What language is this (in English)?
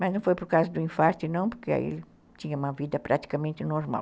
Portuguese